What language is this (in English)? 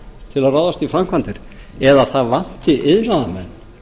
Icelandic